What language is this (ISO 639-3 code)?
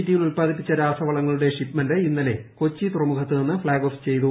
mal